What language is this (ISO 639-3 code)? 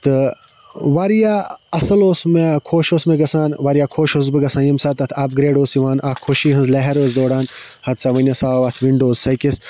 kas